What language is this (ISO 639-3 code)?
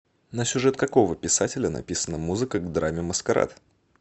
rus